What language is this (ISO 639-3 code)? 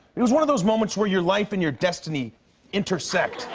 eng